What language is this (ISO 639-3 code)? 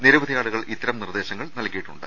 mal